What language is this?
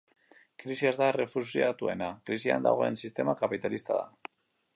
Basque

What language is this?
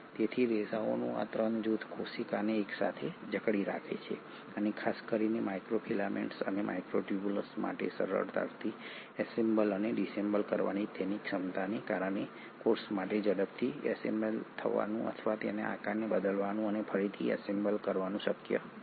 Gujarati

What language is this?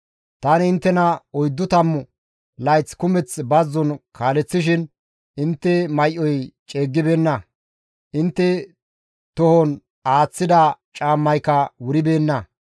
Gamo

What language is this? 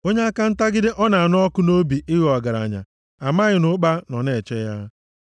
Igbo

